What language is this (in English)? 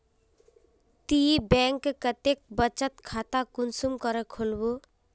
Magahi